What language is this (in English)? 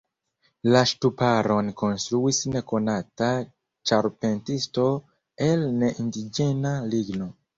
Esperanto